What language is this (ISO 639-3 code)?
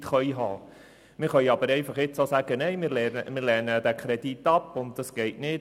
gsw